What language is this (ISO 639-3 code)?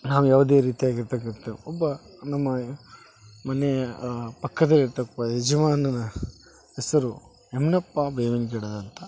kan